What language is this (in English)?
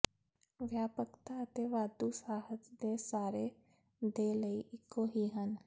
Punjabi